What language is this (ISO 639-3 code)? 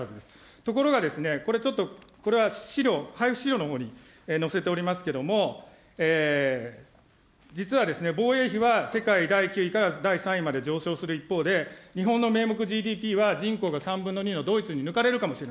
jpn